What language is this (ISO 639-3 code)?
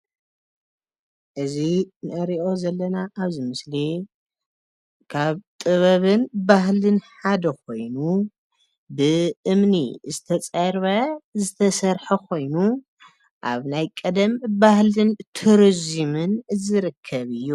tir